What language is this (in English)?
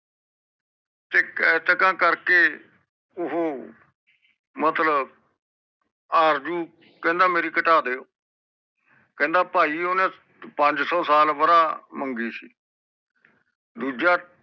Punjabi